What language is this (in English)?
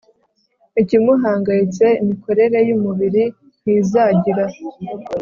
Kinyarwanda